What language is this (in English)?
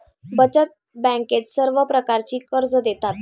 Marathi